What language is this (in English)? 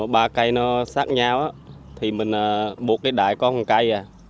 Vietnamese